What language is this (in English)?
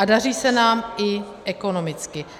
Czech